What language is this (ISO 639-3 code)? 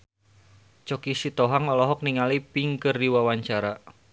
sun